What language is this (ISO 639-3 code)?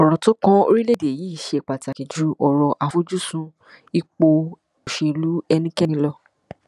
yor